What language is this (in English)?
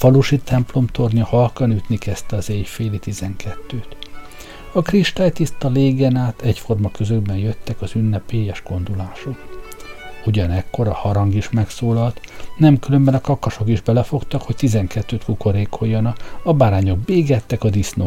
Hungarian